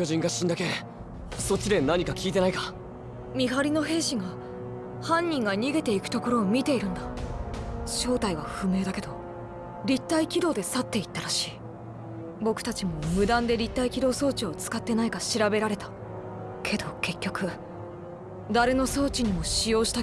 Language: Japanese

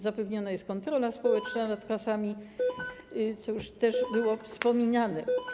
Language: Polish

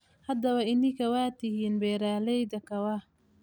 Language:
Somali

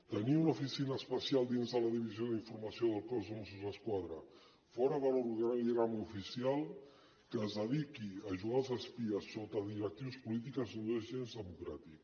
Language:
Catalan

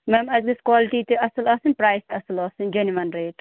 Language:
Kashmiri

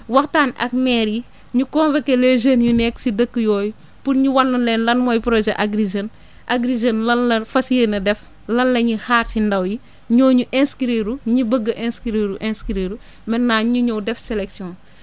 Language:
Wolof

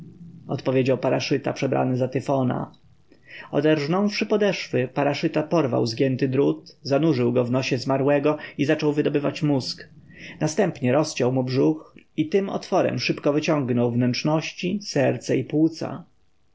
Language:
Polish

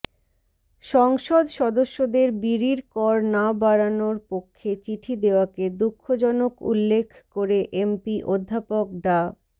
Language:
Bangla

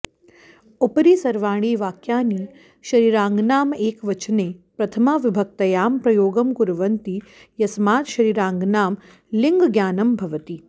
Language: Sanskrit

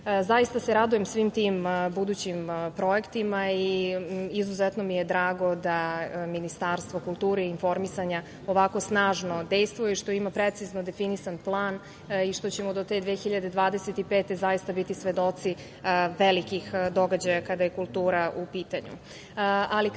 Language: Serbian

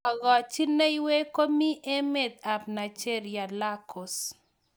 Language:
Kalenjin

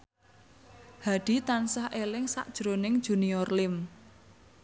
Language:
Javanese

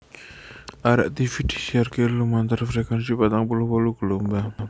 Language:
Javanese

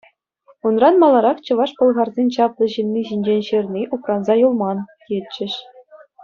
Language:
Chuvash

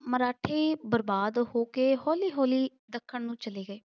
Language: Punjabi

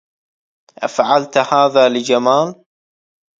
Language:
Arabic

